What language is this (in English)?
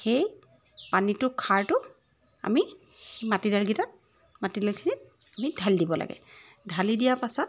Assamese